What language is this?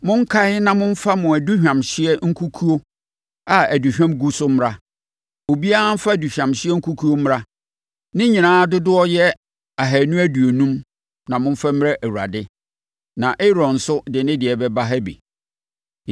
Akan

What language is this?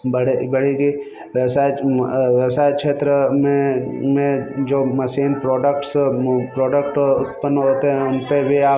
Hindi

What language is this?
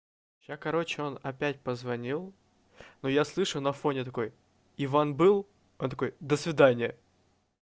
Russian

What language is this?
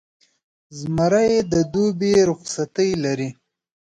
Pashto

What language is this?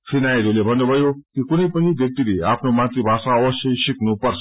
Nepali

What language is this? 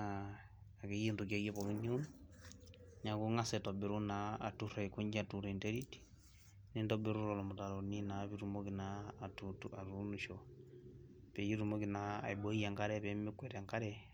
Masai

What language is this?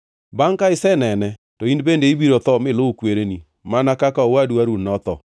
Luo (Kenya and Tanzania)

